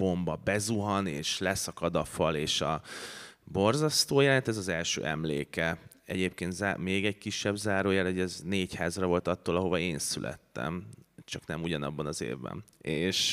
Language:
Hungarian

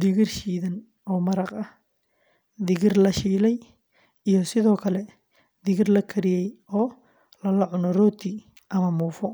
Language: Somali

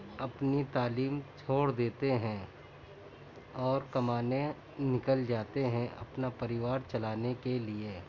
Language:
Urdu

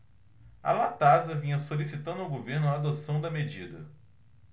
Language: Portuguese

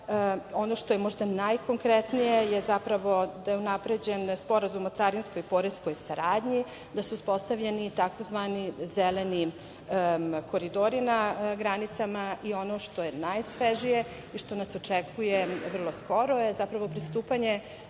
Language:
Serbian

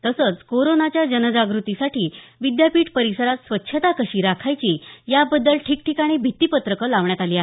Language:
Marathi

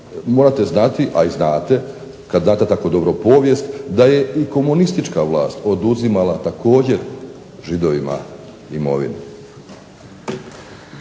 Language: Croatian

